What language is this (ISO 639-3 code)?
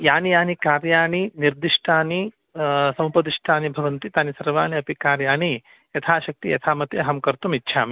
san